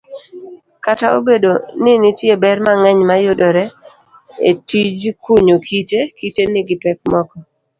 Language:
Luo (Kenya and Tanzania)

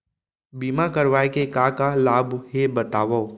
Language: Chhattisgarhi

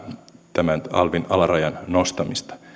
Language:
Finnish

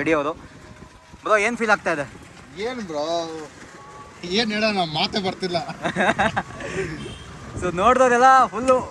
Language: Kannada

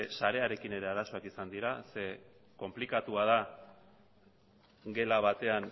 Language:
Basque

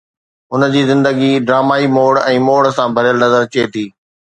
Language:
Sindhi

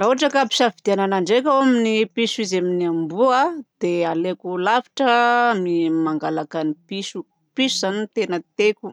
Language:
Southern Betsimisaraka Malagasy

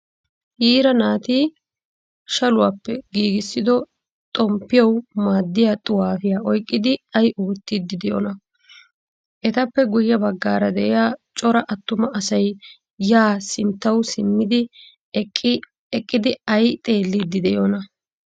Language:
Wolaytta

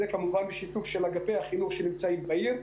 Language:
Hebrew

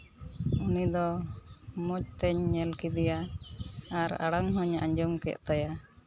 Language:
Santali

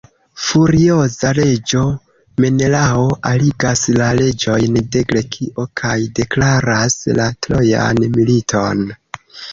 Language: Esperanto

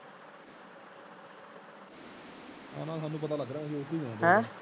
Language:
Punjabi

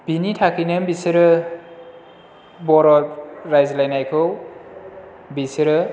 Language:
Bodo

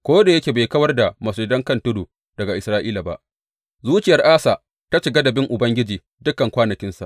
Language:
Hausa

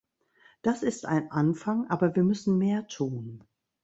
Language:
German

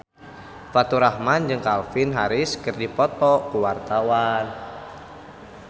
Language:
Sundanese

